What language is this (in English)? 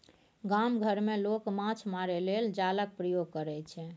Maithili